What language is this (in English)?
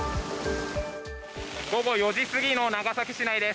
Japanese